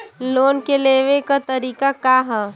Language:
Bhojpuri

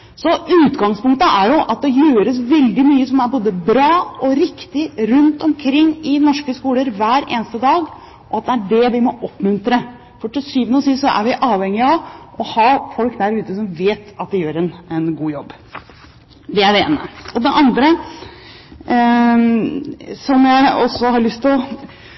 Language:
Norwegian Bokmål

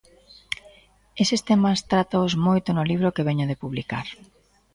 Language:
Galician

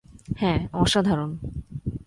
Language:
Bangla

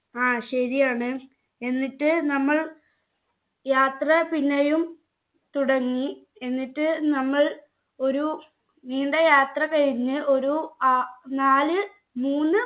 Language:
Malayalam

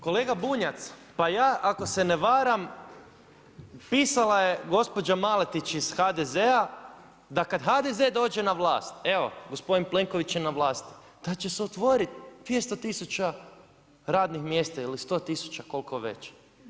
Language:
Croatian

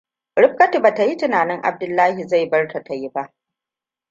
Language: Hausa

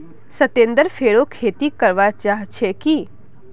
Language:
Magahi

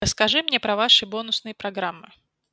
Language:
Russian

